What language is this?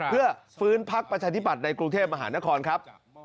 Thai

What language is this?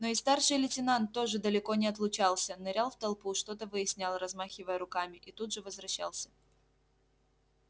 Russian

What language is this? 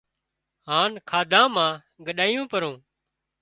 Wadiyara Koli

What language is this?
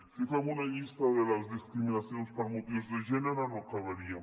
Catalan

